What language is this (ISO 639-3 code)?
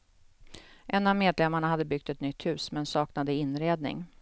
swe